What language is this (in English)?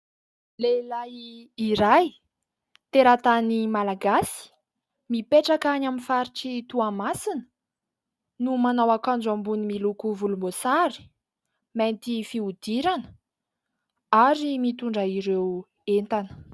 Malagasy